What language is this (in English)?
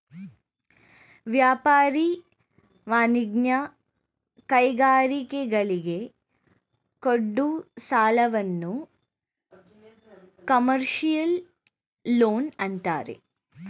Kannada